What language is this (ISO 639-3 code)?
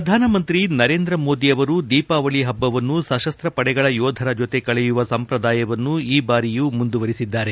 kan